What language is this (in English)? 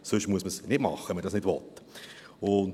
Swiss German